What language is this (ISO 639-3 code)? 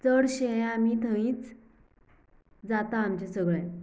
kok